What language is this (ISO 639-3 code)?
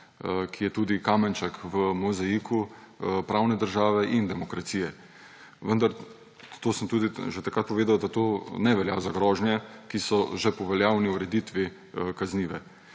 slv